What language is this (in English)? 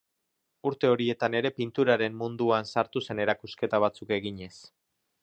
Basque